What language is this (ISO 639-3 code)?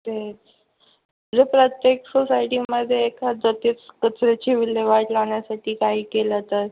mar